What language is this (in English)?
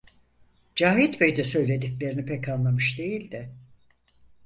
Turkish